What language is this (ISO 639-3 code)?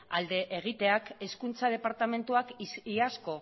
eus